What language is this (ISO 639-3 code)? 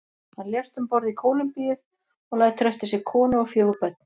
isl